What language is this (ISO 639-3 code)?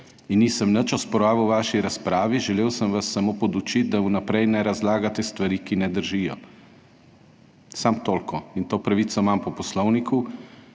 slv